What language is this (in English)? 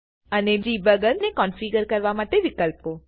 Gujarati